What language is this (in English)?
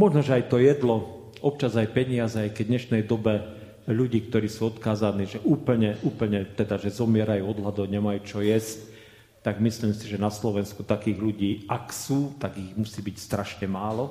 Slovak